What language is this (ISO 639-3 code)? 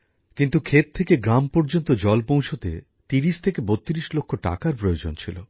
ben